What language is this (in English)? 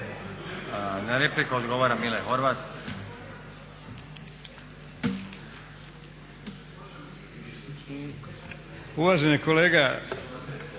Croatian